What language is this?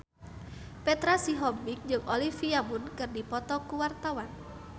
Sundanese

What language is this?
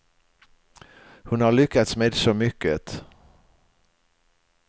Swedish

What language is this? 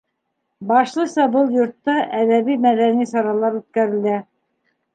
Bashkir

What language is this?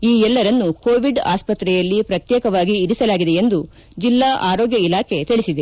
Kannada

